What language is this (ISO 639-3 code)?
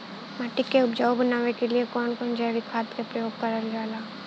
bho